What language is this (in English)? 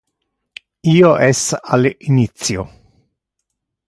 Interlingua